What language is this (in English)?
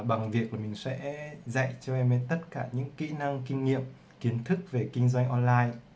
Vietnamese